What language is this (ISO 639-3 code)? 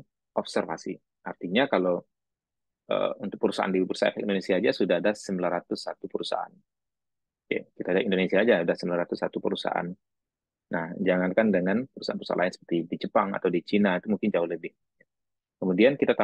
ind